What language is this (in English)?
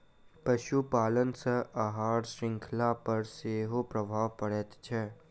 Maithili